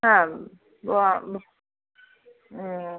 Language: Tamil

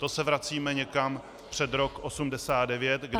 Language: Czech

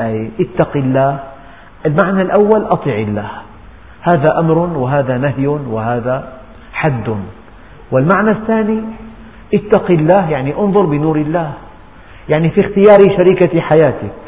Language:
Arabic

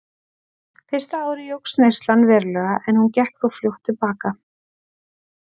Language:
Icelandic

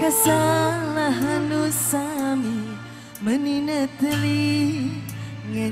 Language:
Indonesian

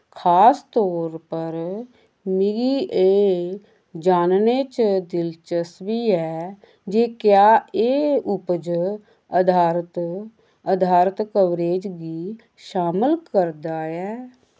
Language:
Dogri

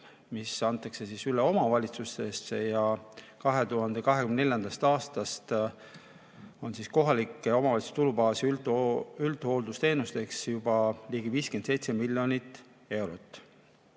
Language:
Estonian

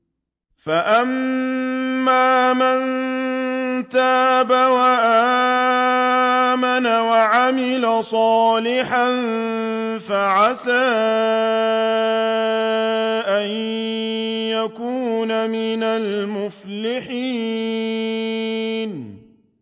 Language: Arabic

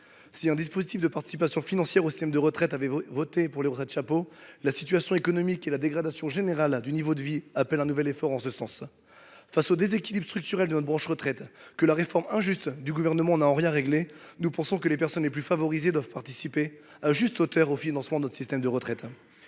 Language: French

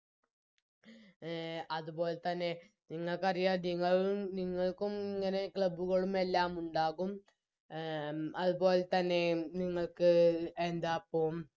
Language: Malayalam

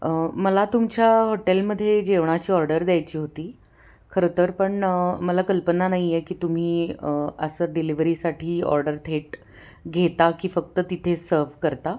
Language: Marathi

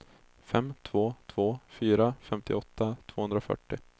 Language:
Swedish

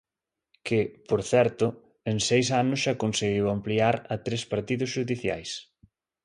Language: Galician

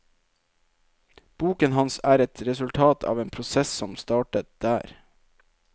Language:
Norwegian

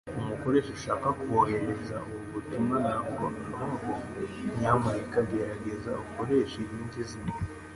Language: Kinyarwanda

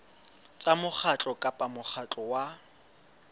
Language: Southern Sotho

